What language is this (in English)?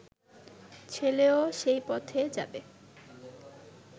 Bangla